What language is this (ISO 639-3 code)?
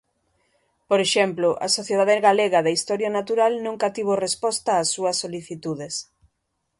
glg